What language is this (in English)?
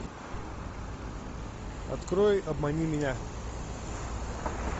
Russian